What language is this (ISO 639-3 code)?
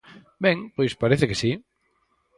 glg